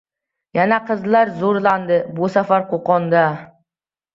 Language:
Uzbek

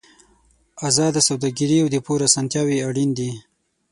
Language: Pashto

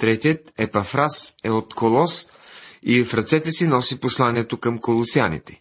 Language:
Bulgarian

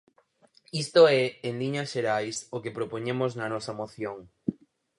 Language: Galician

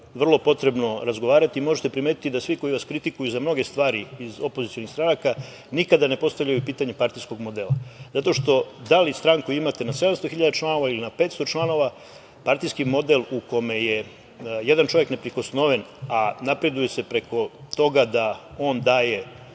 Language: Serbian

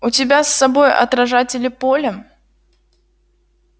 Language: Russian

